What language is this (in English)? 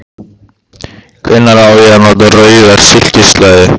Icelandic